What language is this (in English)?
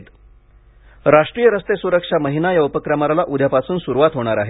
Marathi